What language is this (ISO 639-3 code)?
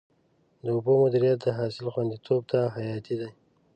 pus